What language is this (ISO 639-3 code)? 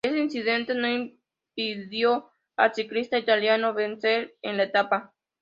spa